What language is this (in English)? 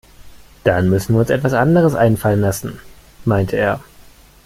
German